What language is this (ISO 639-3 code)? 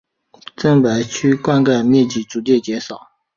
zho